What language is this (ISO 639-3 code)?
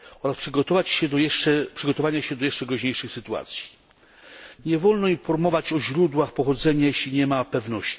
pol